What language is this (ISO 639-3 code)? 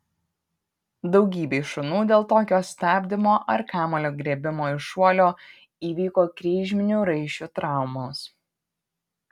lit